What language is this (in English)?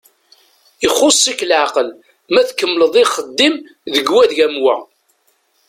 Kabyle